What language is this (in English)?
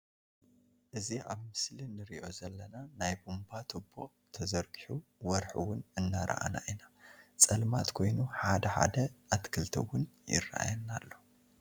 Tigrinya